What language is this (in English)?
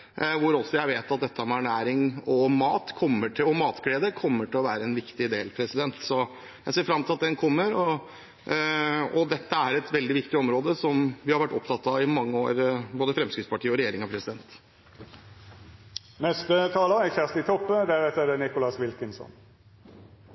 Norwegian